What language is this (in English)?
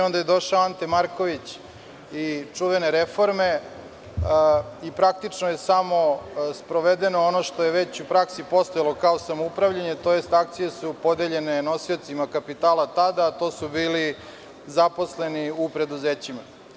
Serbian